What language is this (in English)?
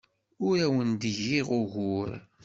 Kabyle